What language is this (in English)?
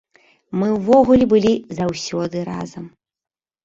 Belarusian